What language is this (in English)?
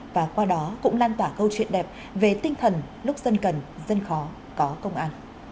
Vietnamese